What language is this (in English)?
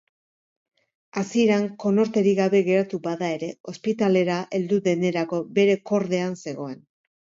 Basque